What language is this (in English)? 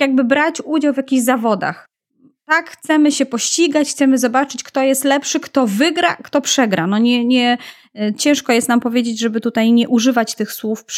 Polish